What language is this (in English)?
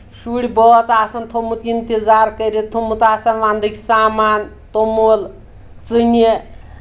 Kashmiri